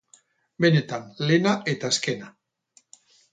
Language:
Basque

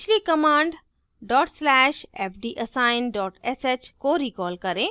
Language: Hindi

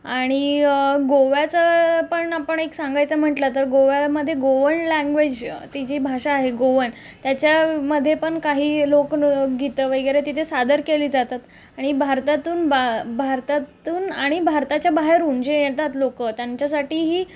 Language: Marathi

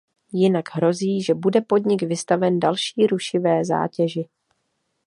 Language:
Czech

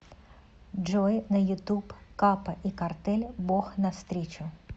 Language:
Russian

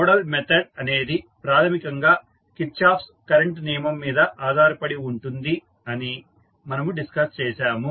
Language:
Telugu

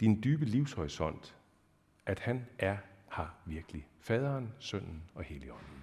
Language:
Danish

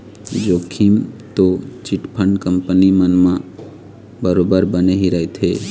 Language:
Chhattisgarhi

